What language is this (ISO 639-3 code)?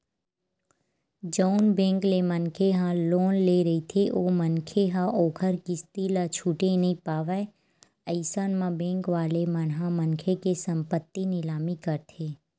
hne